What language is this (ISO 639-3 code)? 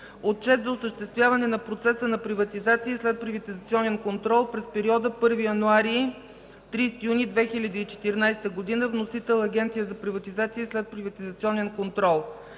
bul